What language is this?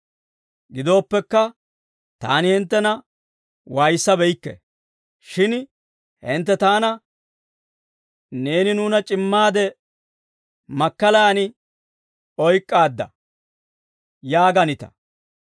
Dawro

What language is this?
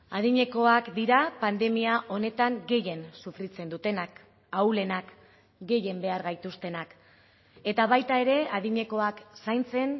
Basque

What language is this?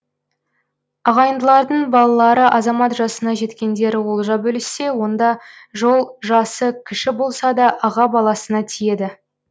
Kazakh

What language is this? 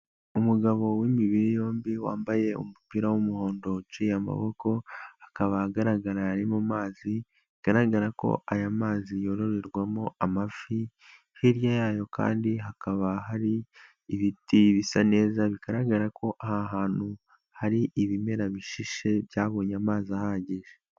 Kinyarwanda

